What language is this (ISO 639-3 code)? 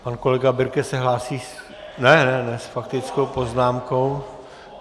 ces